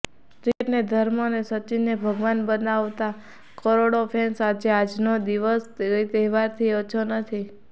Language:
Gujarati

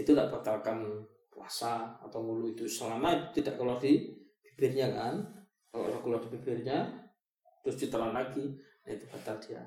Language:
Malay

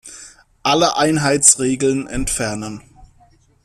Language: German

